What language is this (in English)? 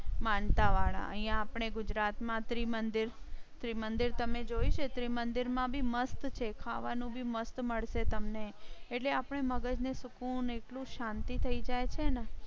Gujarati